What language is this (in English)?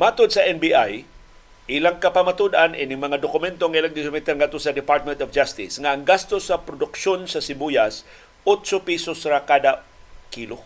Filipino